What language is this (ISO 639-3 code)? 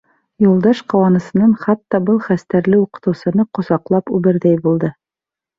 bak